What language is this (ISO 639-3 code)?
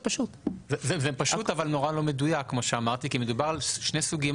heb